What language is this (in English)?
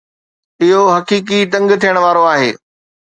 Sindhi